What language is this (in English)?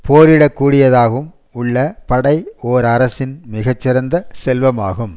Tamil